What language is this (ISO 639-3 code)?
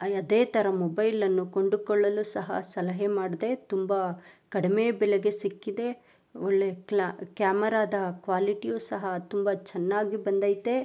kan